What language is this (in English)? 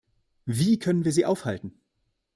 German